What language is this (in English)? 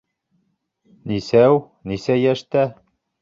Bashkir